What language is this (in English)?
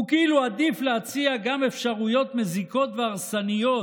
Hebrew